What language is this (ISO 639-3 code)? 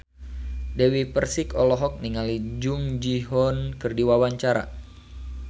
sun